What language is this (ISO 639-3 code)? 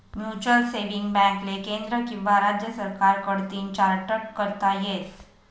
mar